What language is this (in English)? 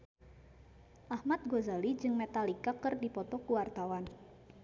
Sundanese